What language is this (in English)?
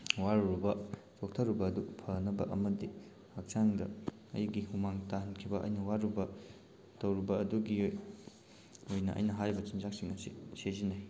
Manipuri